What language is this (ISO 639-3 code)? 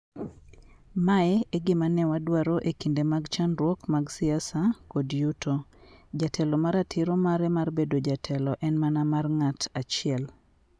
luo